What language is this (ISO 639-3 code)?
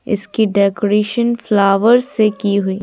hin